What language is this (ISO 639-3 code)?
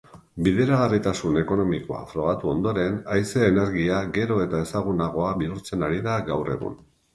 eus